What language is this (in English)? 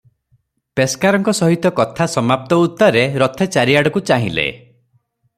Odia